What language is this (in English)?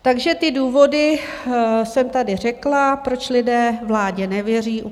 Czech